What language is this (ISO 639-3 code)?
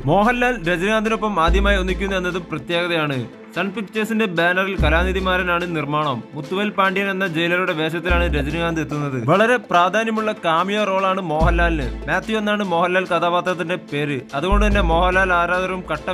tur